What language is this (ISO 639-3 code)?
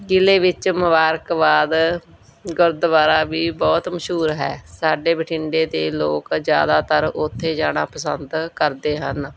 pan